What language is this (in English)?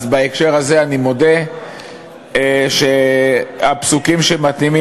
Hebrew